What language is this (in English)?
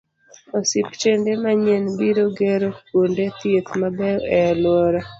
Luo (Kenya and Tanzania)